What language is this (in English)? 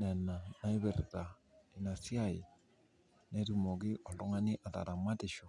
Masai